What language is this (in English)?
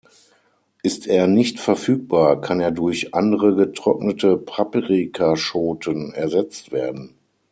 German